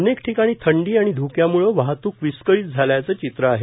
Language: Marathi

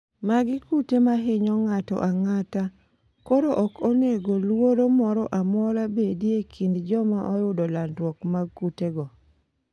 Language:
Luo (Kenya and Tanzania)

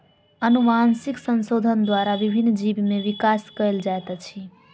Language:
Maithili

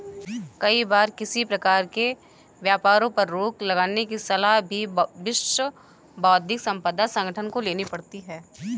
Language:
Hindi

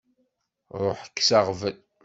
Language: Kabyle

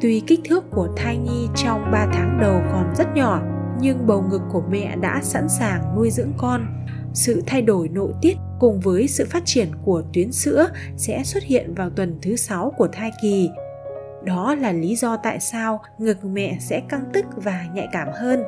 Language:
Vietnamese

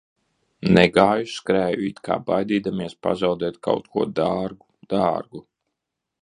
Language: Latvian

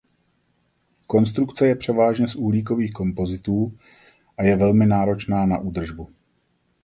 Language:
Czech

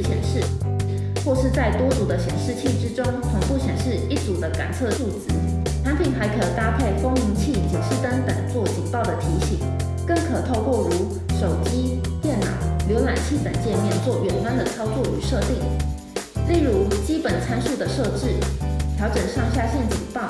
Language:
Chinese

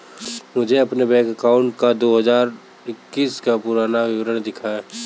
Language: Hindi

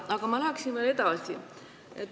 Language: Estonian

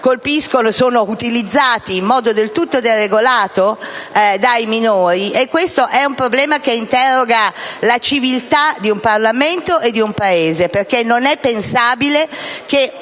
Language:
Italian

